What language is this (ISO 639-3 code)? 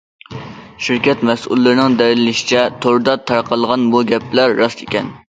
uig